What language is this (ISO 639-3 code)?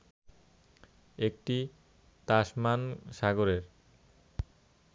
ben